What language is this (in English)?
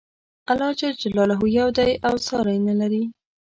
Pashto